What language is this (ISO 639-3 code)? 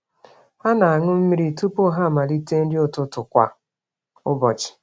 ibo